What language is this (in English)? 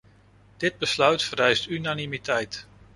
Dutch